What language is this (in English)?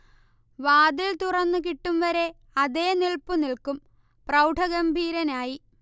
Malayalam